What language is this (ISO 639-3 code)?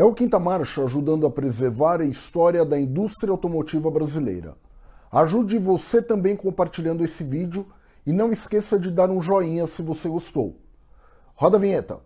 por